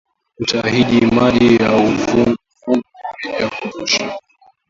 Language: Swahili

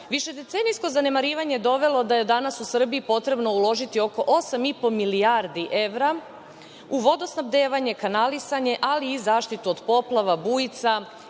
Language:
Serbian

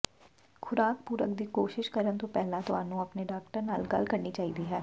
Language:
Punjabi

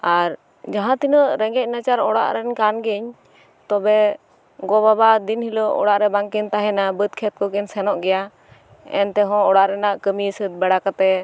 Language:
Santali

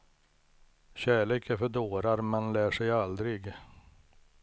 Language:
Swedish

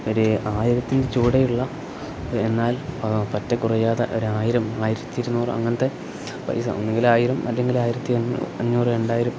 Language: Malayalam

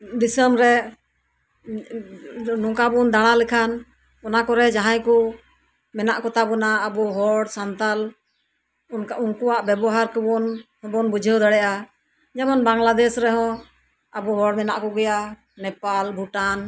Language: Santali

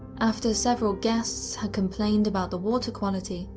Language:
English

